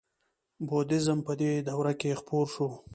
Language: Pashto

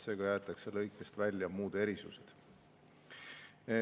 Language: Estonian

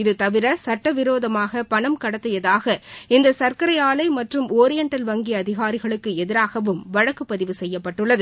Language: Tamil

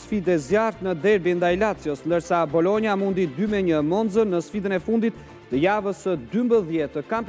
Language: Romanian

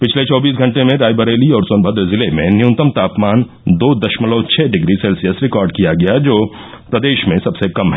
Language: Hindi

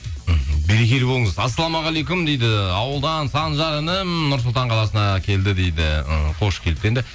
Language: Kazakh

